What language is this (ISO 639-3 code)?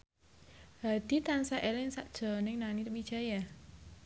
jav